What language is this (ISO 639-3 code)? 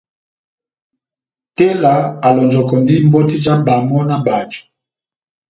bnm